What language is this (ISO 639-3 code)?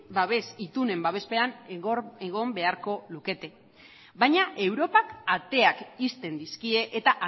eus